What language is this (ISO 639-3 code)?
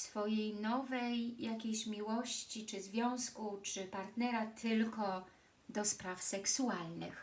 pol